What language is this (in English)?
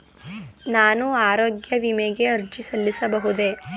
Kannada